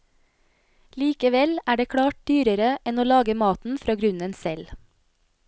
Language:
Norwegian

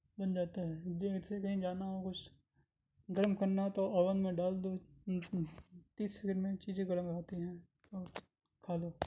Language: Urdu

